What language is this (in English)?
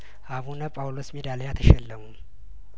Amharic